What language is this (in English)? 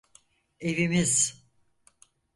Turkish